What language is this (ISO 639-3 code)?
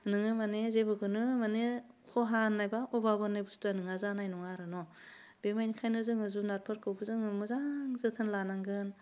brx